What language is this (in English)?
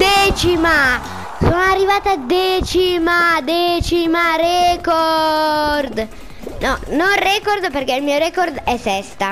Italian